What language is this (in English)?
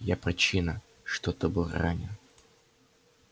Russian